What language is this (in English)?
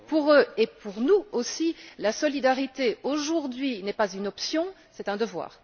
French